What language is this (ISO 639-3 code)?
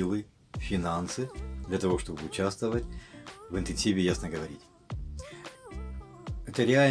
rus